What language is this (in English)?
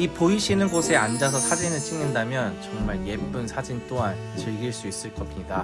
Korean